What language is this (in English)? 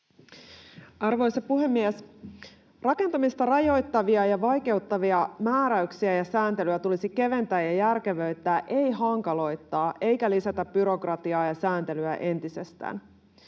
Finnish